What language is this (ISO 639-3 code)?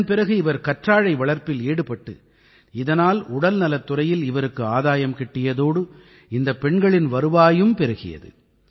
tam